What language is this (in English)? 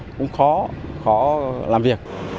Vietnamese